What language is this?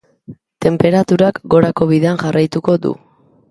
Basque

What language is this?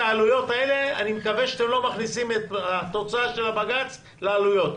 Hebrew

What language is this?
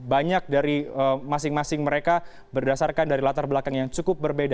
Indonesian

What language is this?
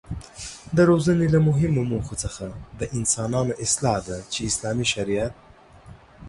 Pashto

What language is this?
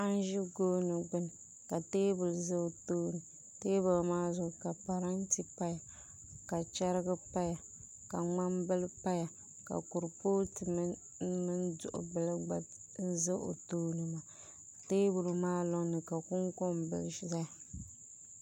Dagbani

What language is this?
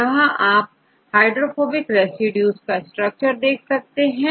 Hindi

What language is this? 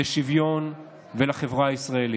Hebrew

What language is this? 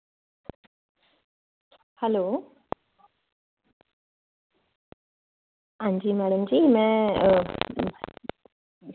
Dogri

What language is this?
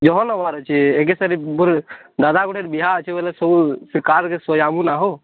Odia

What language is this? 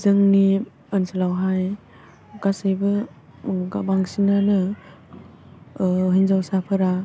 Bodo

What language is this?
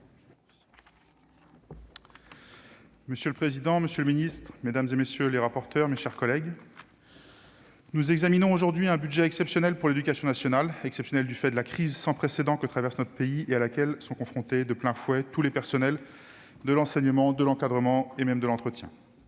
French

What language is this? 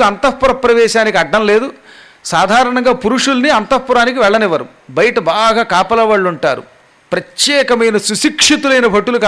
Telugu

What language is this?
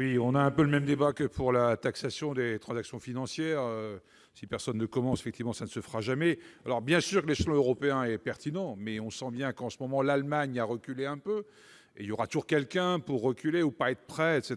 French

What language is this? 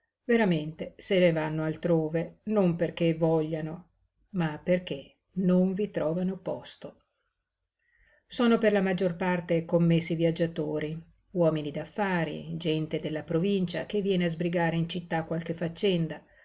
Italian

